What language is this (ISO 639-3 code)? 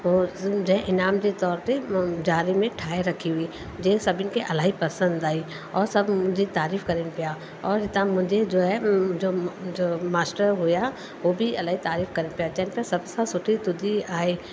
snd